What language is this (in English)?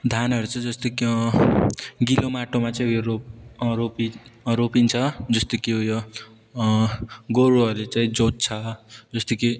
Nepali